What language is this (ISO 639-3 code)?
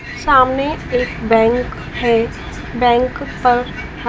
hin